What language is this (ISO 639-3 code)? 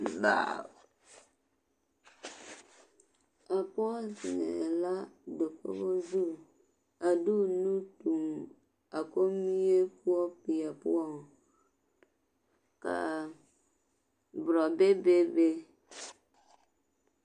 dga